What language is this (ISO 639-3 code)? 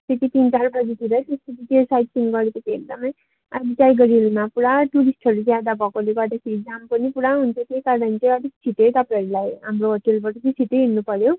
nep